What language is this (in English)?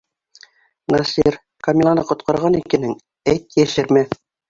Bashkir